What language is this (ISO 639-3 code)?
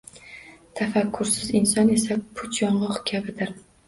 uzb